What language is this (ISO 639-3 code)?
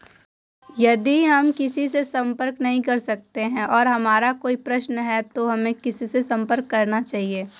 hin